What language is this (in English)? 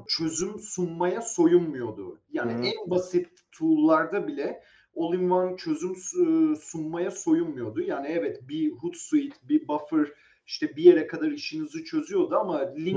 Turkish